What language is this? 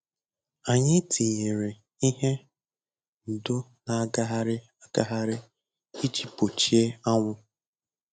Igbo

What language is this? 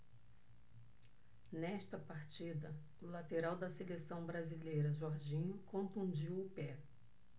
Portuguese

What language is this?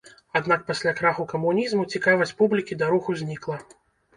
Belarusian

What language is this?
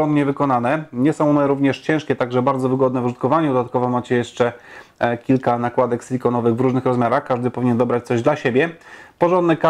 Polish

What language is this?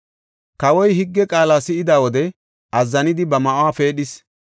Gofa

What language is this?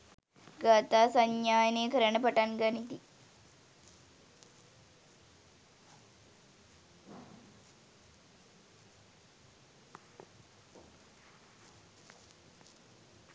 Sinhala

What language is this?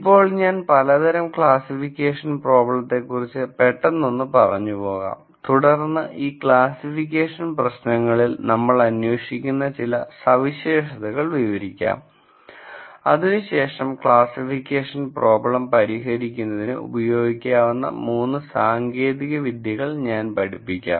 Malayalam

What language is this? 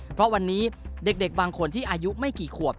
Thai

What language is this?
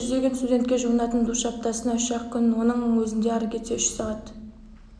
Kazakh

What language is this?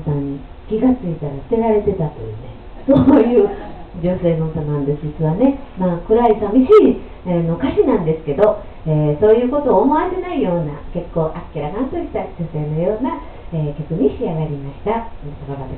Japanese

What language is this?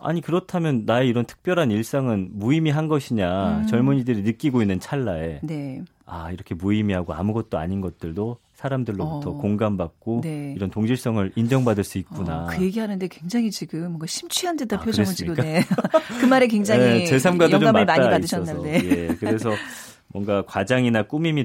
Korean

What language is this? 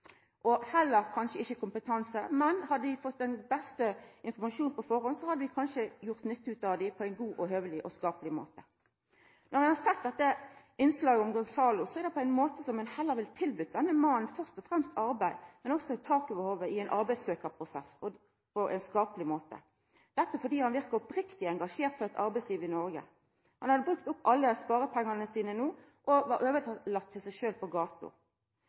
Norwegian Nynorsk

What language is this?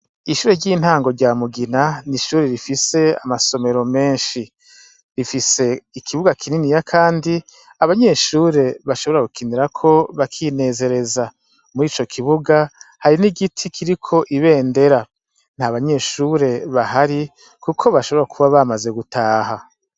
Rundi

